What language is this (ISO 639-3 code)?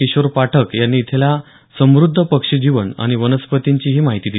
mar